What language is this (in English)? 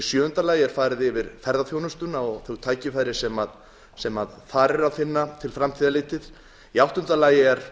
Icelandic